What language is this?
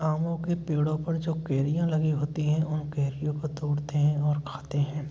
Hindi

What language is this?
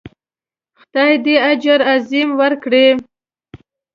Pashto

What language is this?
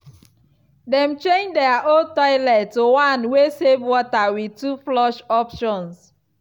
Nigerian Pidgin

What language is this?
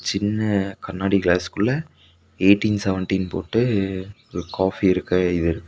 Tamil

